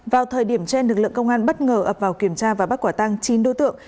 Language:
Vietnamese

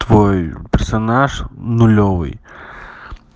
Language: Russian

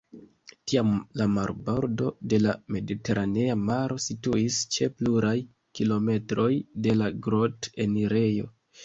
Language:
Esperanto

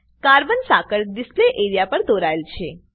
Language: Gujarati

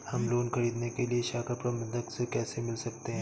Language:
Hindi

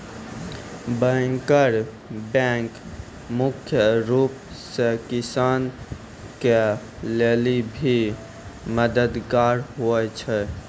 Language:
Maithili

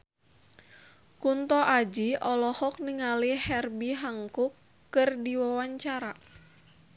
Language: Sundanese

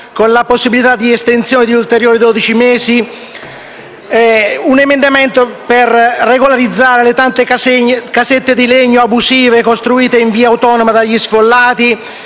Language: Italian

